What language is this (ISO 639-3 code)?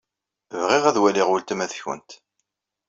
kab